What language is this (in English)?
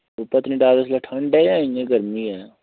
Dogri